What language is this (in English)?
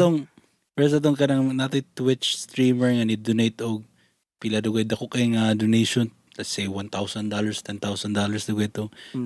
Filipino